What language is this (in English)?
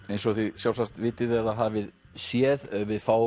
Icelandic